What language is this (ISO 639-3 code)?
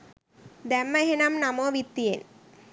sin